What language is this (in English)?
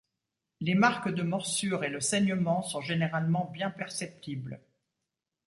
French